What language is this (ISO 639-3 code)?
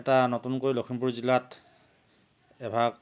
asm